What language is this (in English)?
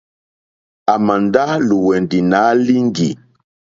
Mokpwe